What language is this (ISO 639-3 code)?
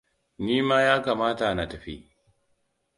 hau